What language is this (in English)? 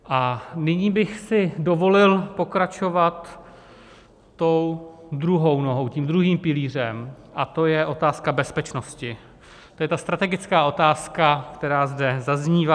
Czech